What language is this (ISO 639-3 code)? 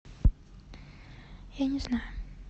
rus